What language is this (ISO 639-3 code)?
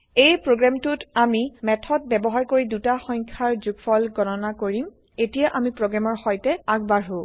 asm